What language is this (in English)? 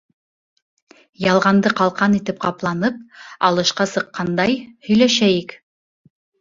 Bashkir